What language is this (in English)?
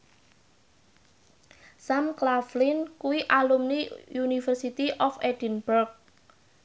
Javanese